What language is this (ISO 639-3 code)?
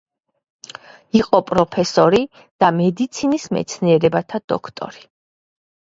kat